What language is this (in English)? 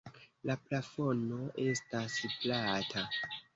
Esperanto